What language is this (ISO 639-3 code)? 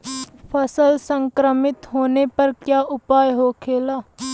bho